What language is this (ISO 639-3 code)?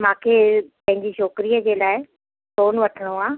snd